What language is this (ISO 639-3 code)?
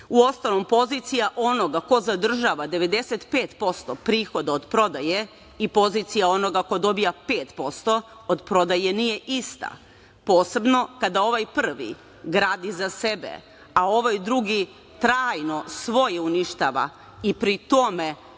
srp